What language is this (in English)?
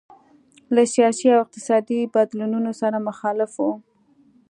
Pashto